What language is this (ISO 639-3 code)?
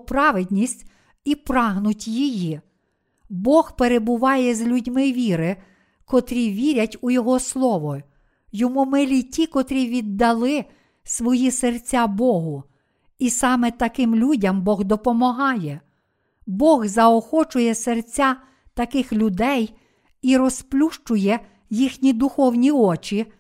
ukr